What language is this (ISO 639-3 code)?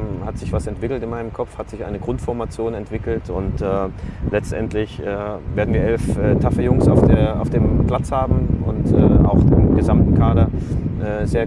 deu